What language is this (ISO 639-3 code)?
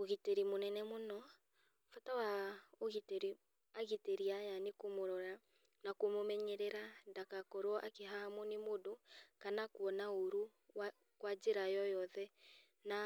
kik